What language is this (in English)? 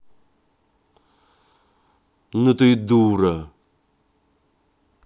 Russian